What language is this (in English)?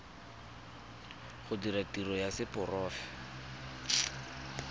Tswana